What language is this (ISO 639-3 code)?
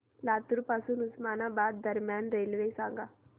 mar